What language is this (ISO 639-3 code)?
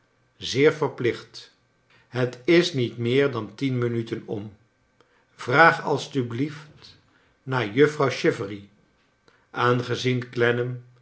nld